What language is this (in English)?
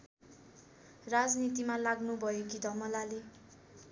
Nepali